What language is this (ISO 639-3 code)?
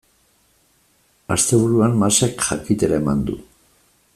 eus